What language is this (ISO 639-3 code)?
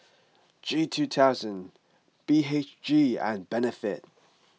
eng